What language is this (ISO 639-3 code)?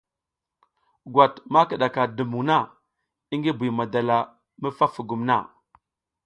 giz